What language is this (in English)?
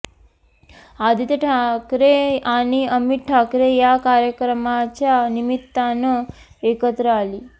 Marathi